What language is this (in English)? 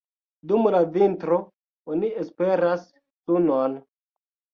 Esperanto